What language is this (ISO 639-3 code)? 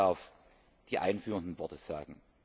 deu